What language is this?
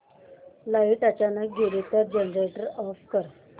Marathi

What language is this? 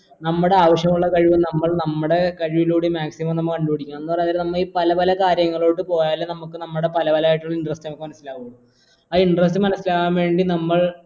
Malayalam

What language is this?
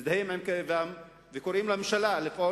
Hebrew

